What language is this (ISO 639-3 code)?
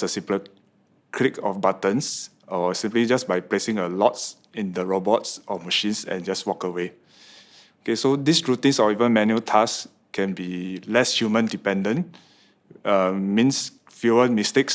eng